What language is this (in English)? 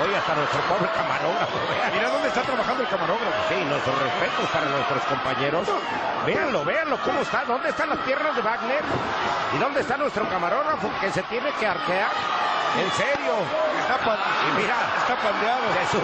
Spanish